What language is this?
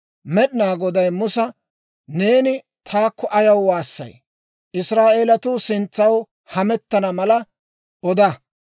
Dawro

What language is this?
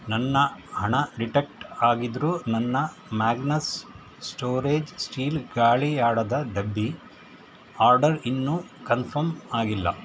Kannada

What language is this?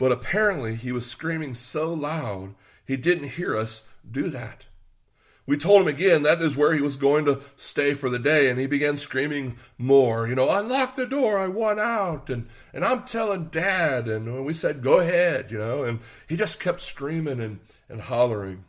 English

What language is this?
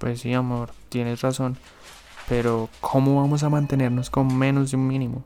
Spanish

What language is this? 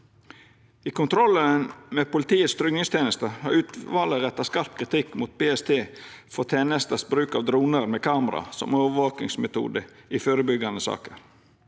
Norwegian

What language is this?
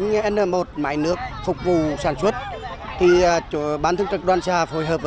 Vietnamese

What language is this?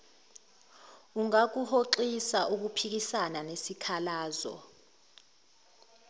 Zulu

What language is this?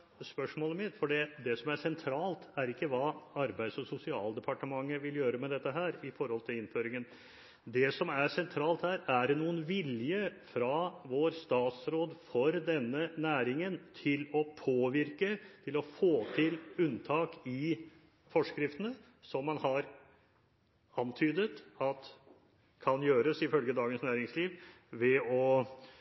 Norwegian Bokmål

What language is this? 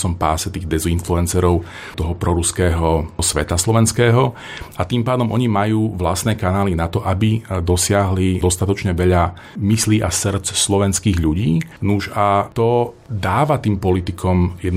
Slovak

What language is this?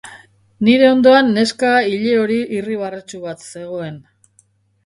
Basque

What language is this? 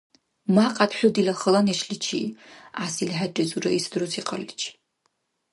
Dargwa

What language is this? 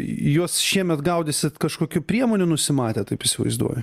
Lithuanian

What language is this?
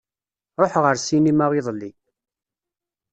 Kabyle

